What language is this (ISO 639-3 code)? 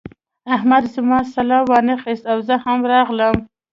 pus